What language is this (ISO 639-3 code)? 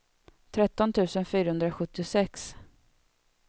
swe